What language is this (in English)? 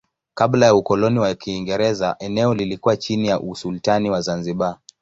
Swahili